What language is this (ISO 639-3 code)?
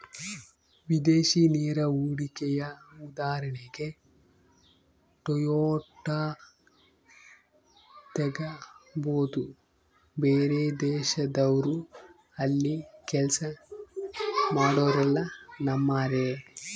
kan